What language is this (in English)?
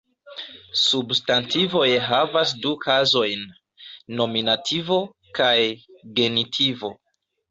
Esperanto